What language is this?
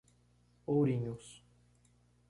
Portuguese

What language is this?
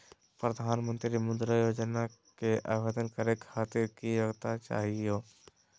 Magahi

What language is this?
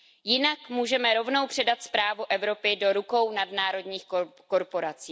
Czech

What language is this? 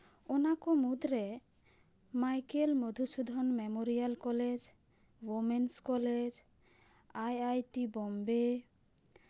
Santali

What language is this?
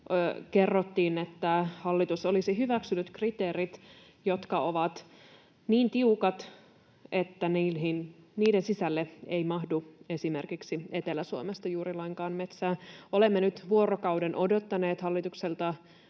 Finnish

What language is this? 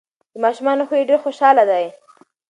Pashto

